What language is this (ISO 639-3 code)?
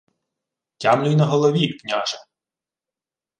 ukr